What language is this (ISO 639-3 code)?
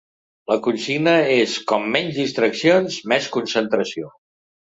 cat